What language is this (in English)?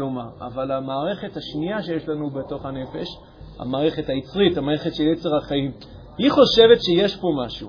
Hebrew